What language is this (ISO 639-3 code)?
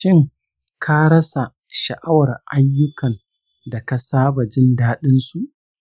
hau